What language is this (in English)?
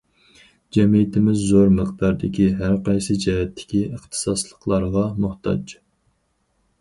Uyghur